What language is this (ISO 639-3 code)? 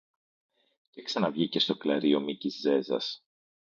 ell